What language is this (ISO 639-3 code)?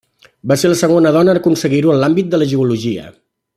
cat